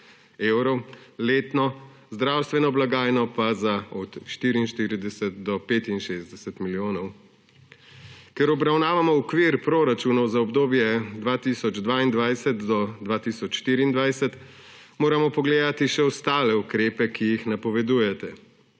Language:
Slovenian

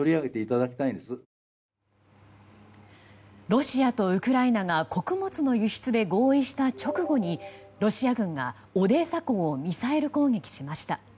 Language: Japanese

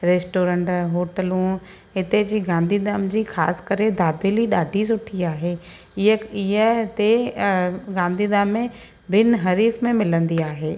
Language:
Sindhi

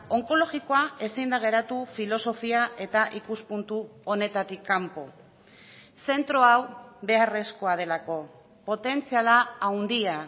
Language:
Basque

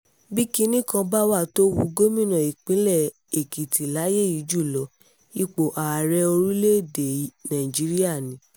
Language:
Yoruba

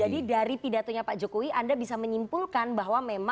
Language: Indonesian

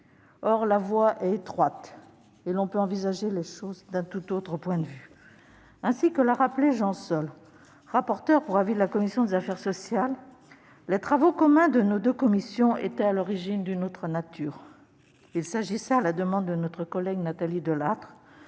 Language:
French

